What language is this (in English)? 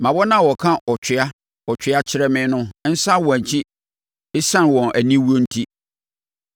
Akan